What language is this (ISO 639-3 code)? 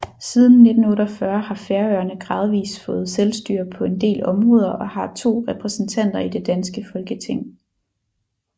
dan